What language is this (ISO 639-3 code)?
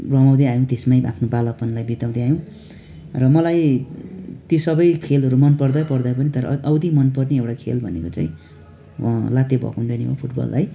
nep